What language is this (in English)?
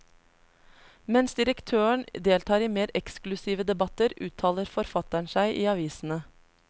Norwegian